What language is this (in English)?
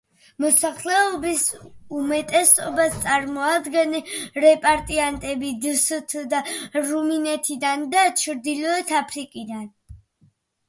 Georgian